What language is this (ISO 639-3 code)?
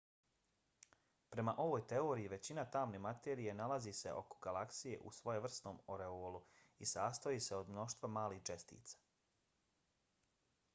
bos